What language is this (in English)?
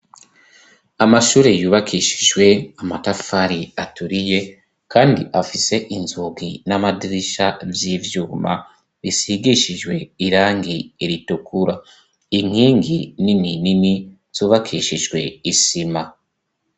Rundi